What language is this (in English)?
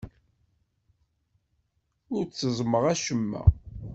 Kabyle